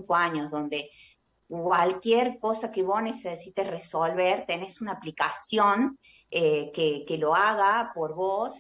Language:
Spanish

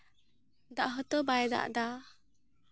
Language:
Santali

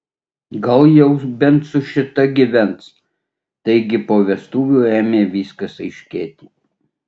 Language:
Lithuanian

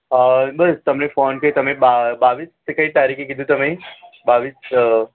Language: Gujarati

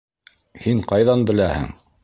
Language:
Bashkir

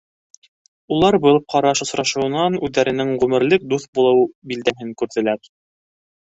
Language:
Bashkir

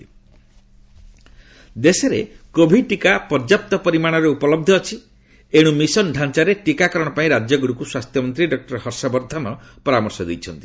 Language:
Odia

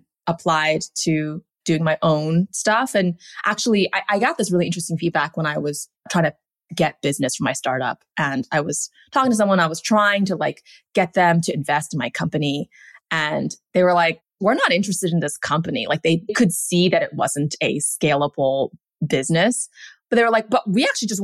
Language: English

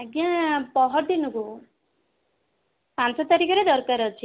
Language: Odia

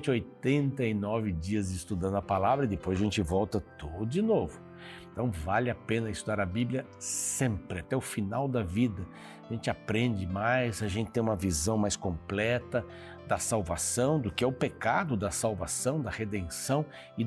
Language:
Portuguese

